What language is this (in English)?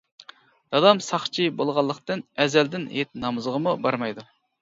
Uyghur